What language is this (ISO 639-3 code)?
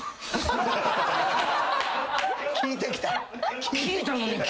jpn